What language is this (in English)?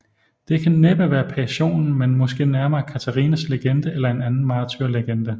Danish